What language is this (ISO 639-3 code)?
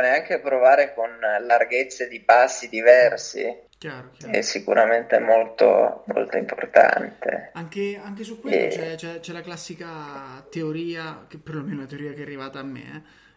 ita